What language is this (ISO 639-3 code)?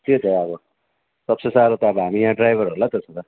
nep